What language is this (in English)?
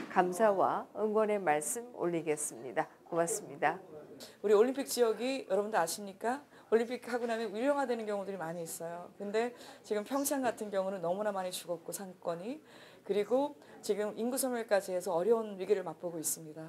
Korean